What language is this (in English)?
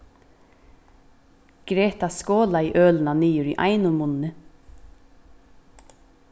Faroese